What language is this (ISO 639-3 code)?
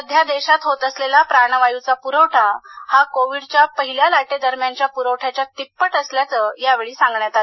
mar